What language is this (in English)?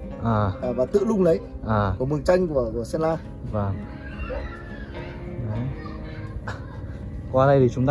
Vietnamese